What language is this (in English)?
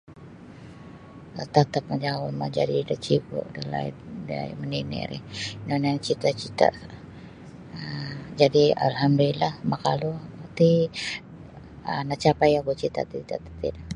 Sabah Bisaya